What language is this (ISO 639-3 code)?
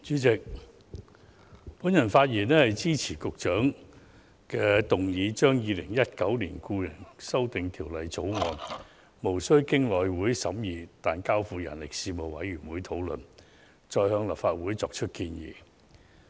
yue